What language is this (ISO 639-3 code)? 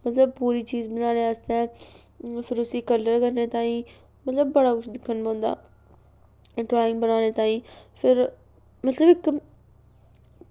doi